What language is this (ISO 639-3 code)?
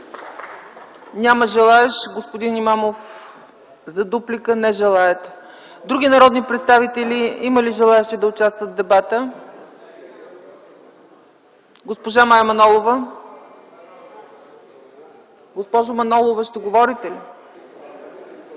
bul